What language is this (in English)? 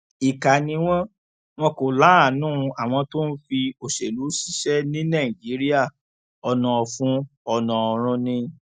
Yoruba